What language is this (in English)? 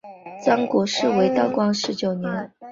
Chinese